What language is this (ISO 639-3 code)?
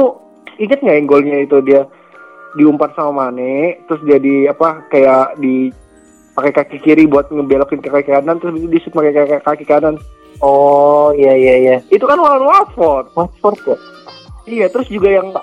ind